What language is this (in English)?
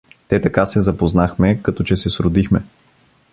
Bulgarian